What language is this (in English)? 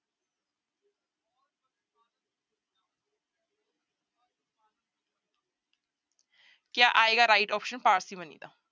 Punjabi